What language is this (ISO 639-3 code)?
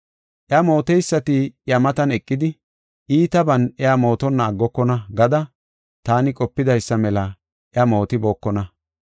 gof